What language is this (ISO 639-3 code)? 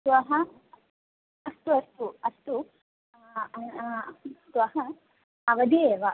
san